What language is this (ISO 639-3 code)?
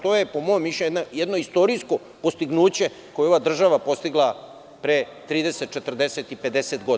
srp